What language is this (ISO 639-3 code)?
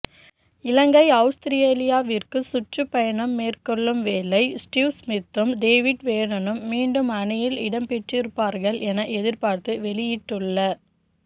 tam